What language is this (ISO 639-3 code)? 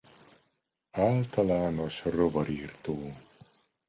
hun